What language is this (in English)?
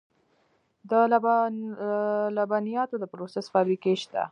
Pashto